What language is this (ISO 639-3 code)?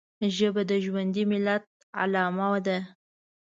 pus